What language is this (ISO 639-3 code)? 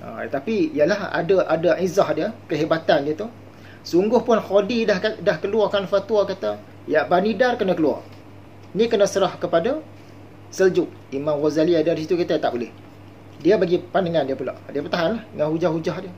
msa